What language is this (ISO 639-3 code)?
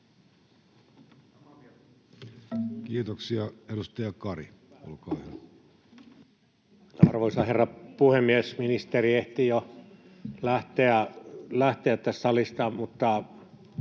fin